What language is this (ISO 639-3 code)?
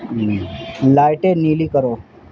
urd